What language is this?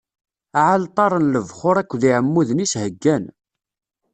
Kabyle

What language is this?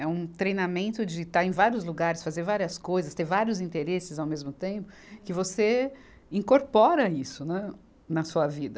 Portuguese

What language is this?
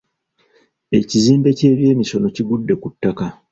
Ganda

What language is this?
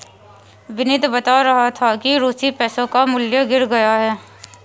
Hindi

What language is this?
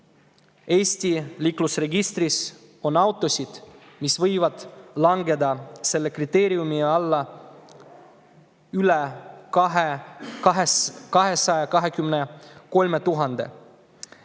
Estonian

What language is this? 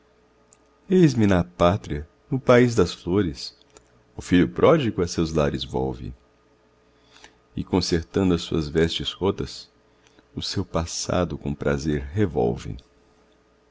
Portuguese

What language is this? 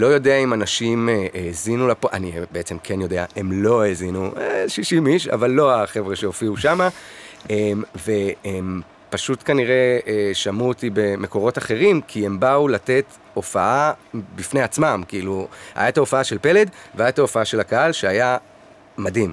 Hebrew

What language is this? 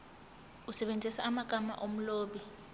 Zulu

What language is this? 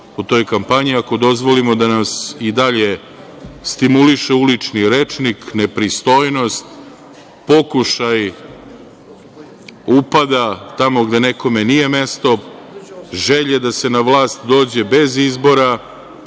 Serbian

